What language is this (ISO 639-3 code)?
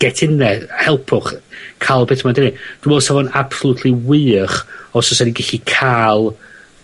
cym